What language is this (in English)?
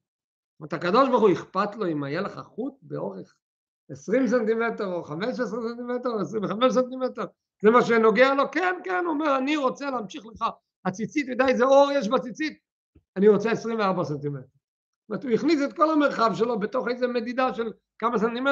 Hebrew